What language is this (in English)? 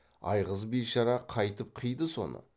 Kazakh